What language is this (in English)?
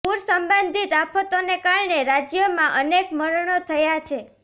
Gujarati